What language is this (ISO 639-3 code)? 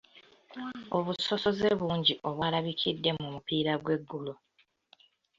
lug